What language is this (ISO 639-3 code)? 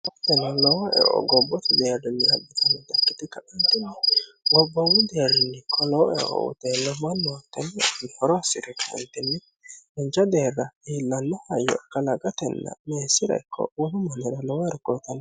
sid